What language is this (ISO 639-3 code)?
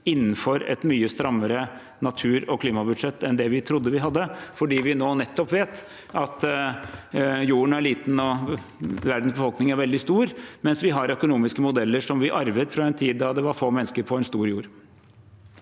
nor